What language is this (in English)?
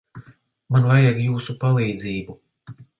Latvian